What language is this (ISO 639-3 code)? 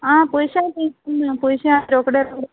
kok